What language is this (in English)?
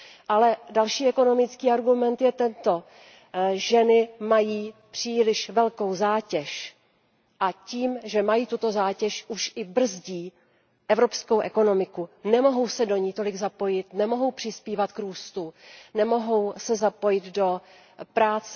Czech